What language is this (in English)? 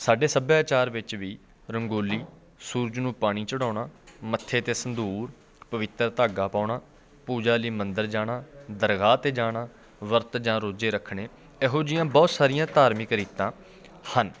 Punjabi